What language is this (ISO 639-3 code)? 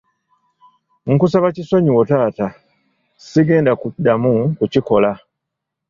lug